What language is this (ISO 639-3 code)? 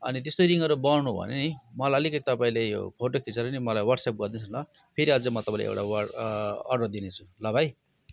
nep